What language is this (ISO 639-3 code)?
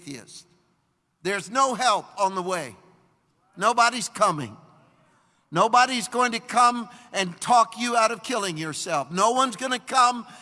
eng